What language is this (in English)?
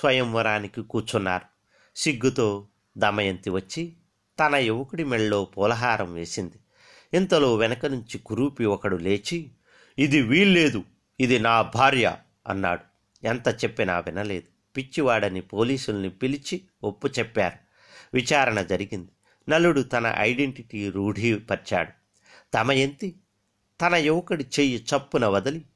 Telugu